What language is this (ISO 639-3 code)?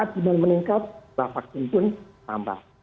ind